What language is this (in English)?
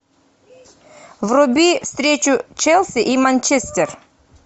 Russian